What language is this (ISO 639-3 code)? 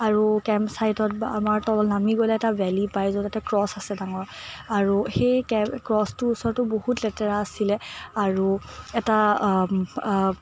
asm